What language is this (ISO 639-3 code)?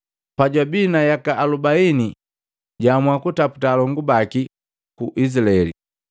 mgv